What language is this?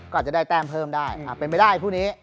Thai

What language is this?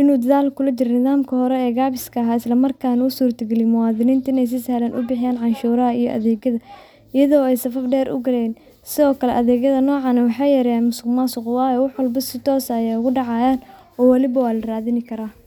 Somali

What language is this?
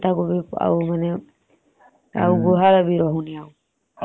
Odia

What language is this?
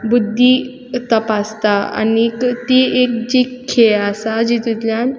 Konkani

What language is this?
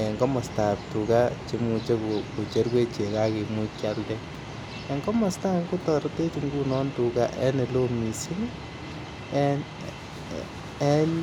Kalenjin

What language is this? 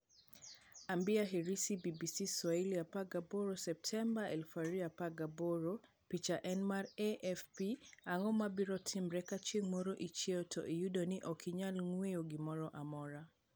Luo (Kenya and Tanzania)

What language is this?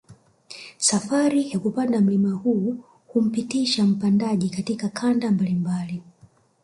Swahili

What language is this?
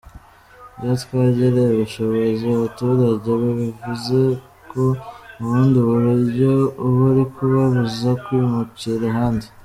Kinyarwanda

